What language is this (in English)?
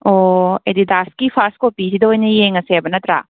Manipuri